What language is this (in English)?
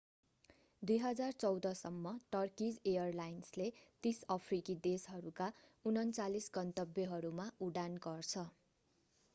Nepali